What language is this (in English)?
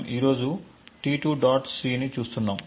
Telugu